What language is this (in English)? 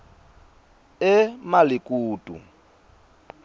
Swati